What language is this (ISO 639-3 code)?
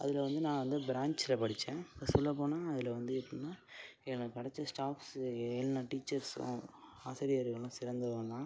tam